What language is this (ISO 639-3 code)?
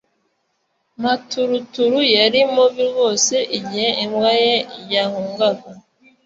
kin